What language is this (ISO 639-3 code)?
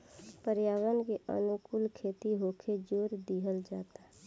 bho